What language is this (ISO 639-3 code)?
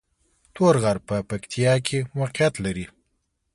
pus